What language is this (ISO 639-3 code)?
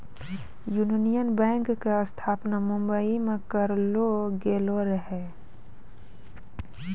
mai